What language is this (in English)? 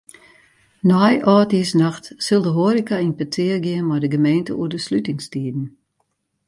Western Frisian